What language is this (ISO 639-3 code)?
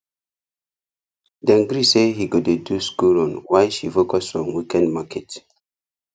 pcm